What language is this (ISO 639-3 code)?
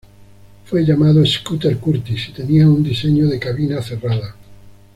spa